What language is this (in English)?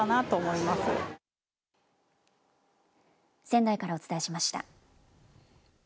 Japanese